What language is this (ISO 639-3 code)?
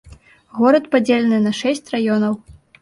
bel